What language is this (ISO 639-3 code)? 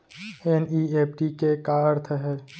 hne